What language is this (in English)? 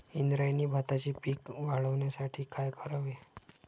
Marathi